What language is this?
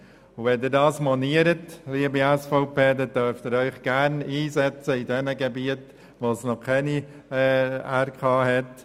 Swiss German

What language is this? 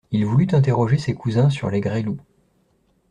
French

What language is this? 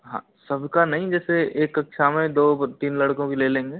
Hindi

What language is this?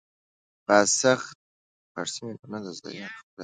Persian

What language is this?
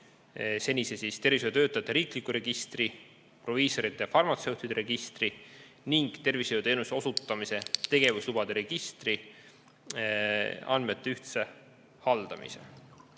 Estonian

